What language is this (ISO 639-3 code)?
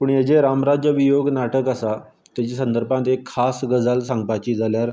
kok